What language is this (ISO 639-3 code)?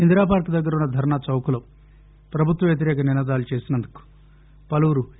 tel